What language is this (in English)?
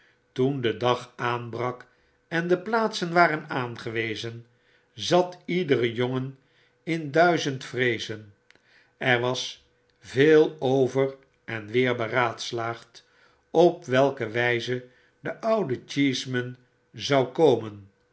Dutch